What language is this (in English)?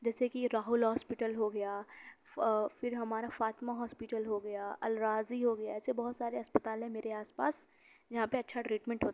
Urdu